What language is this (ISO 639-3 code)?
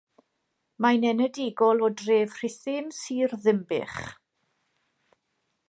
cym